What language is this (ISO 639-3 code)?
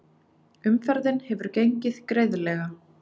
isl